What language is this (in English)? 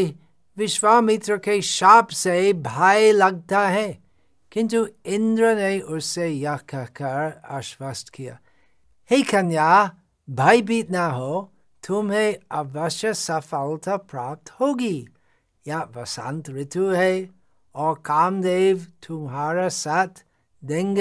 Hindi